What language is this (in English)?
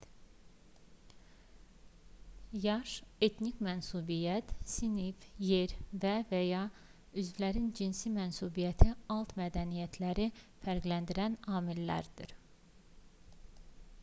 Azerbaijani